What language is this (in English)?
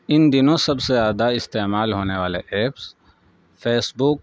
Urdu